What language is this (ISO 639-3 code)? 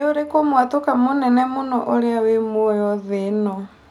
kik